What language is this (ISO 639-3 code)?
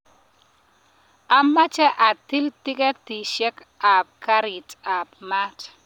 kln